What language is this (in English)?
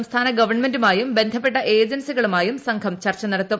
Malayalam